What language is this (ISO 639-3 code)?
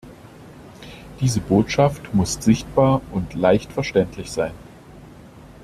deu